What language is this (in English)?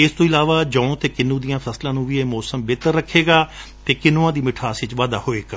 Punjabi